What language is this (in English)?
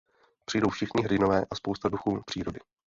Czech